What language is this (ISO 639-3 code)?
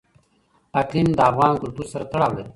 pus